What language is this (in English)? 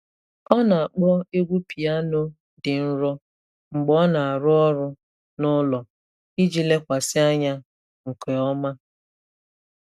Igbo